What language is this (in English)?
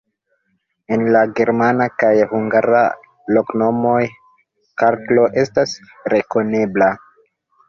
Esperanto